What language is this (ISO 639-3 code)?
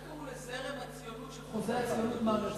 heb